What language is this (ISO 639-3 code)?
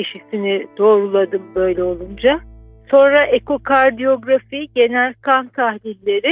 tur